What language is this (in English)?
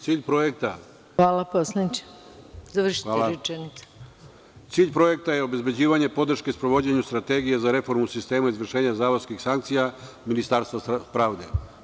Serbian